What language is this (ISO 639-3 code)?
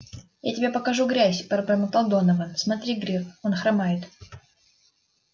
rus